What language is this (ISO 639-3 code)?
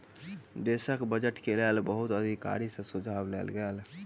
mai